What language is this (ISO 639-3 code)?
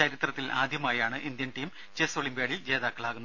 mal